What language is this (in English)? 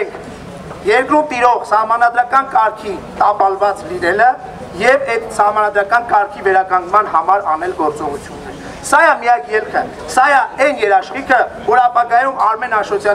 Romanian